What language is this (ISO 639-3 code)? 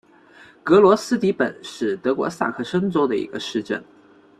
zho